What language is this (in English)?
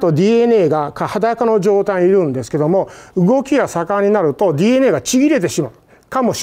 Japanese